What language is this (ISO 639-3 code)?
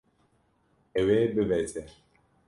kur